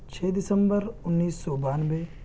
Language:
Urdu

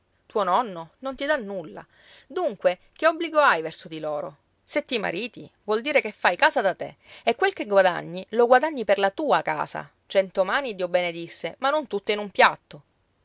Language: Italian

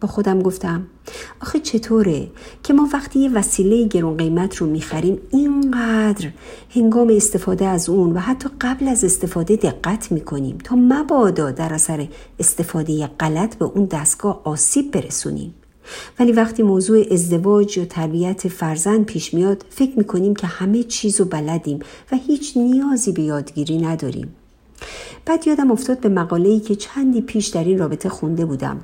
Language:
Persian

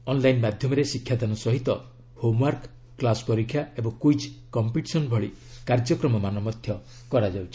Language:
Odia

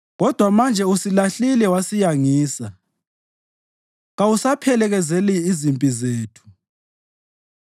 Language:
North Ndebele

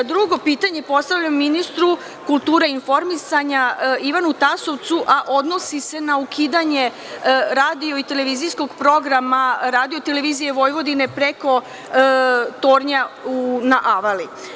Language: Serbian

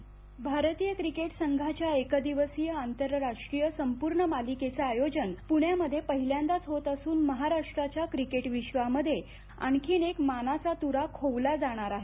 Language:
Marathi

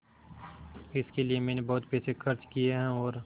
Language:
Hindi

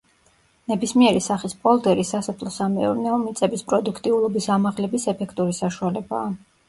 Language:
Georgian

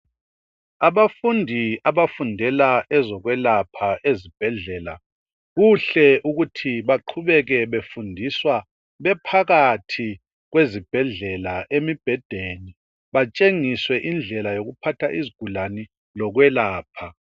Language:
North Ndebele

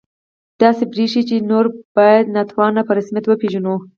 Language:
Pashto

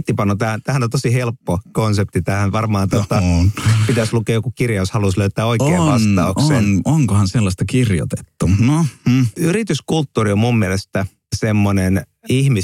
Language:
Finnish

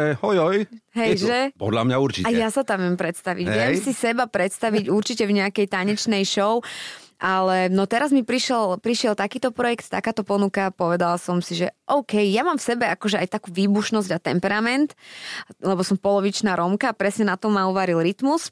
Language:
Slovak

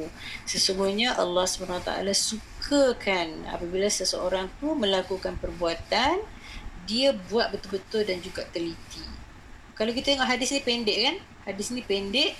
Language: Malay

